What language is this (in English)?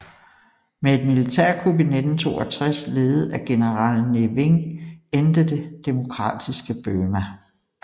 Danish